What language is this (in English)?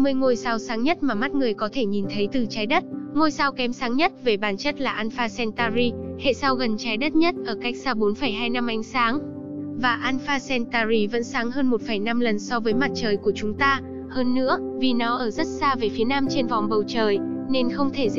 Vietnamese